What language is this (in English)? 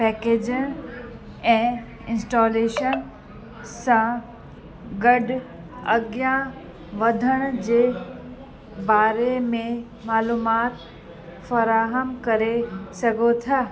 Sindhi